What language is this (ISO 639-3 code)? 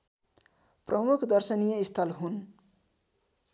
nep